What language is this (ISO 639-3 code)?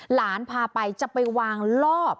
tha